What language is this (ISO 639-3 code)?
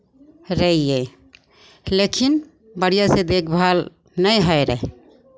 mai